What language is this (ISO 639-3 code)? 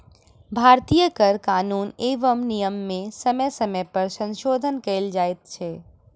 mai